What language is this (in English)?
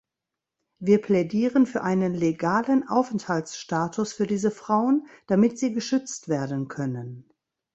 German